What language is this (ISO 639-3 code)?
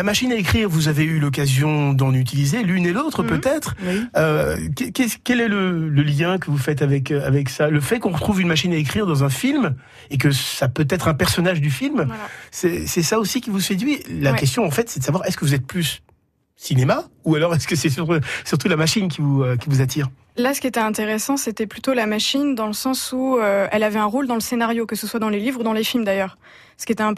fra